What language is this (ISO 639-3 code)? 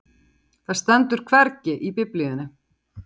isl